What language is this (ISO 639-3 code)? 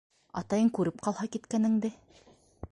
bak